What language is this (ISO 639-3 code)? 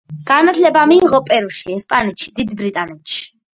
kat